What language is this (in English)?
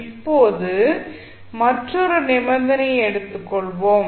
Tamil